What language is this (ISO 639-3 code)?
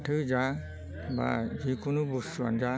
brx